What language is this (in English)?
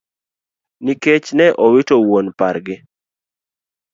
Luo (Kenya and Tanzania)